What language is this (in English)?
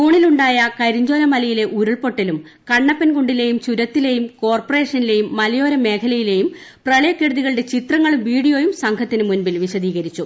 Malayalam